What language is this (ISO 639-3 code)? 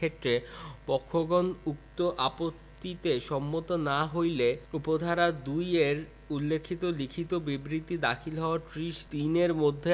ben